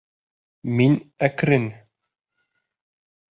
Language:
Bashkir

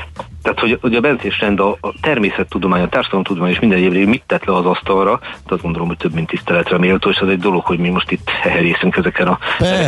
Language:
Hungarian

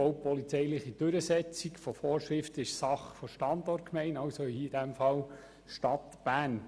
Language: Swiss German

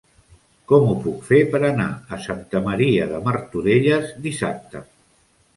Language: Catalan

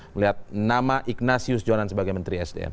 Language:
Indonesian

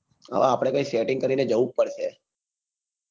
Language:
Gujarati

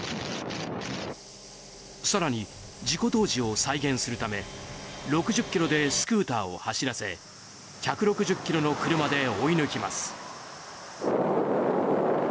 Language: Japanese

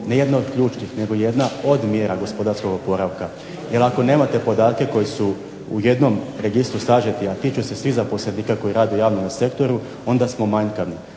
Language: Croatian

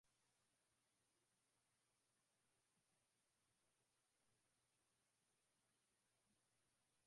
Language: Swahili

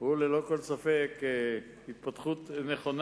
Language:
Hebrew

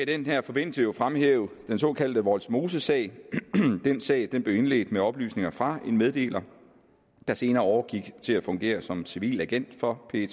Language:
Danish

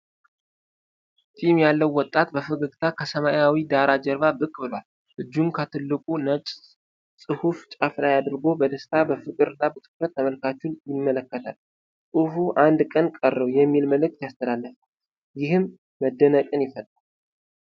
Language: Amharic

